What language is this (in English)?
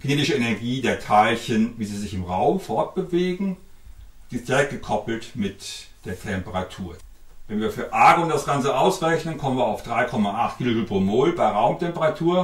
German